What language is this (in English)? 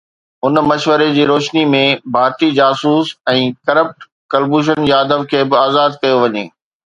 Sindhi